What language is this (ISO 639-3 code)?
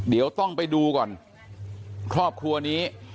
tha